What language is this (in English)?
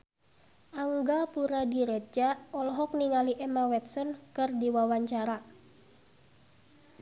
Sundanese